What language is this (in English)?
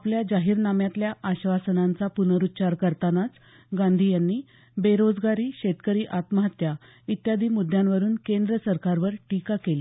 Marathi